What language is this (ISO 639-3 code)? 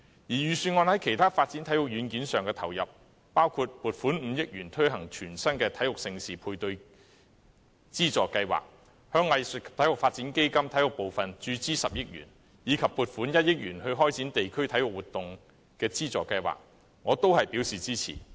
yue